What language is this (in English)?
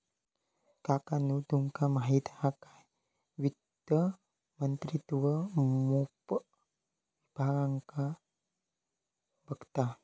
Marathi